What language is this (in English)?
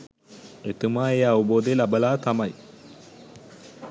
Sinhala